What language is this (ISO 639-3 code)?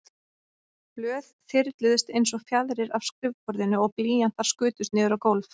isl